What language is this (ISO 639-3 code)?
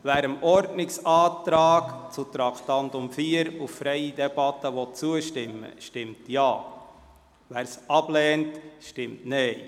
gsw